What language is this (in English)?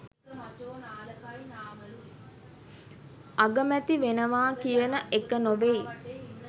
Sinhala